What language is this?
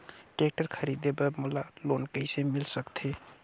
Chhattisgarhi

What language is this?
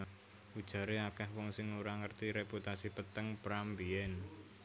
Javanese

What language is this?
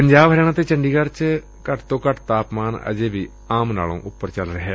Punjabi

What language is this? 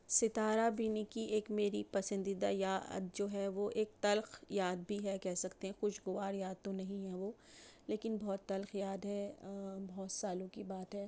Urdu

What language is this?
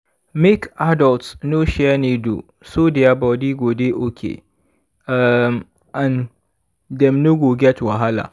Nigerian Pidgin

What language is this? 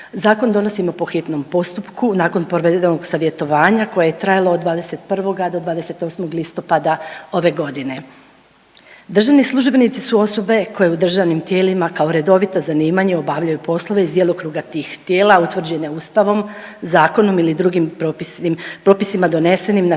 Croatian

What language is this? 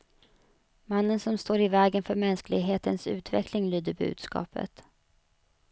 Swedish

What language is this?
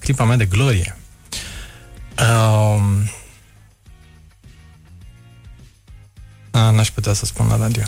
Romanian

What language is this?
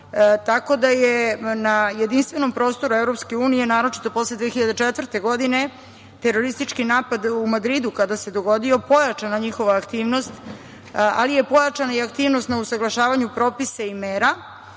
Serbian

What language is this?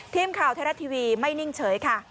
Thai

